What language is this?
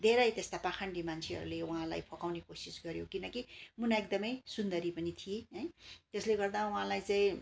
Nepali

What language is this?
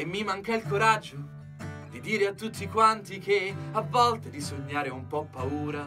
Italian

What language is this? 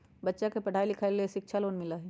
Magahi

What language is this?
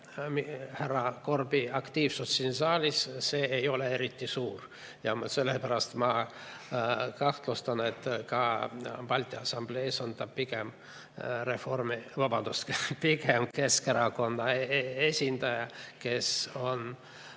Estonian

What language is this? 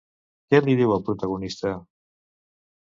Catalan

